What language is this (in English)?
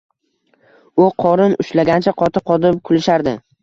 Uzbek